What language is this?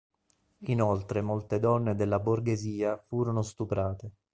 Italian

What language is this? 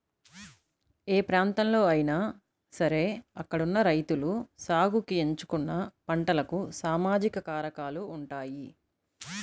Telugu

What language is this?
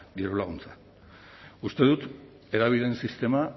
Basque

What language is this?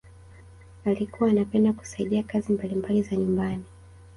Swahili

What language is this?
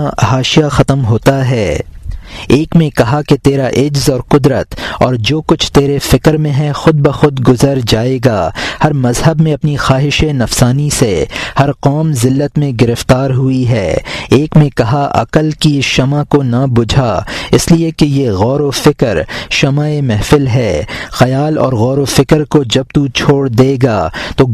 Urdu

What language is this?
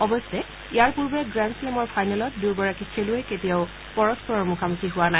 Assamese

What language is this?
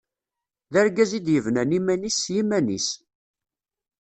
Kabyle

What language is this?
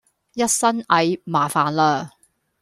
Cantonese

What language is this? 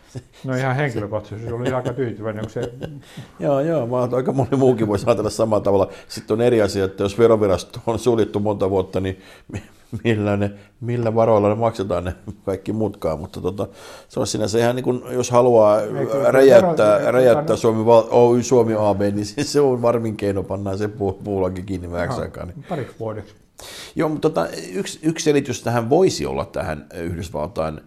Finnish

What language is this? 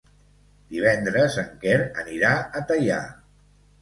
Catalan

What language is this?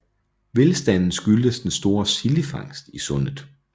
Danish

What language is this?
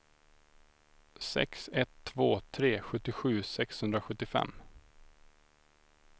Swedish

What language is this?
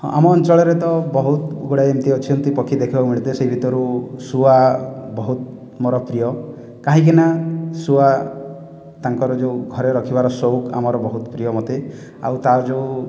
Odia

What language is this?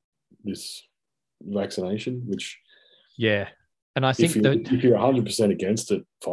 English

